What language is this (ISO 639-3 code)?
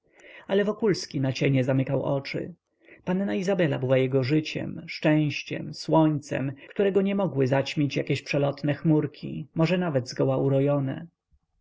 pol